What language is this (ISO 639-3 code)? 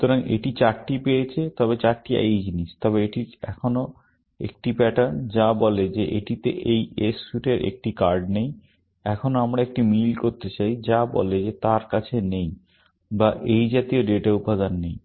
ben